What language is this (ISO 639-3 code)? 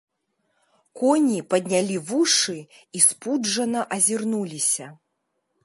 bel